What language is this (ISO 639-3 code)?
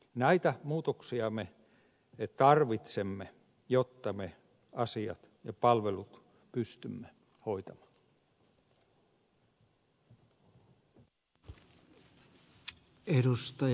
fin